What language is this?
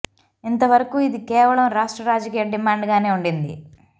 Telugu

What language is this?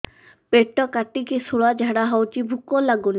Odia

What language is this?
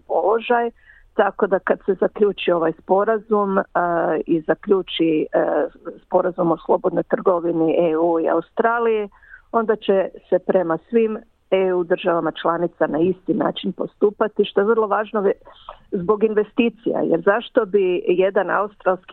Croatian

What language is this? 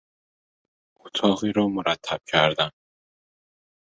Persian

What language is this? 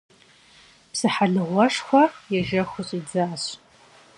Kabardian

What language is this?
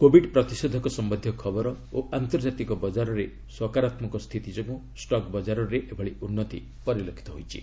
Odia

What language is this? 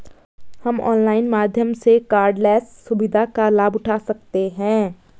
Hindi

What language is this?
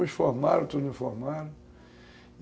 Portuguese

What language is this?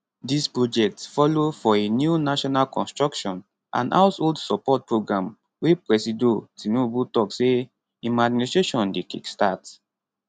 Nigerian Pidgin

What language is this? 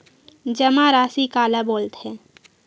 Chhattisgarhi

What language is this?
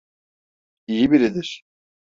Turkish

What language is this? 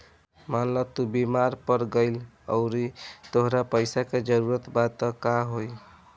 Bhojpuri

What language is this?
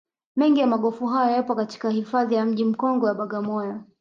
Swahili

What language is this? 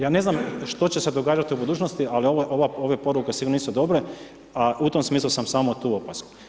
Croatian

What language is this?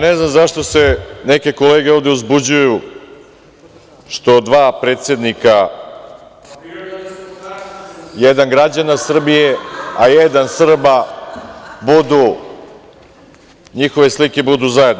Serbian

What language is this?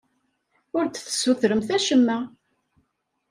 Kabyle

